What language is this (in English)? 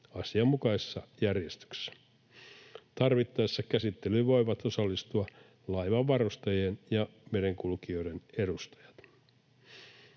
Finnish